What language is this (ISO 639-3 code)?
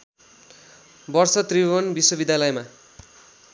nep